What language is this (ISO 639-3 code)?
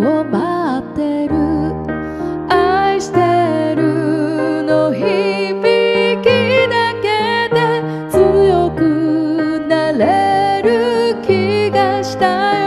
jpn